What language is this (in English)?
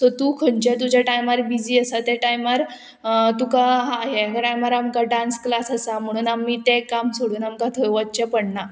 Konkani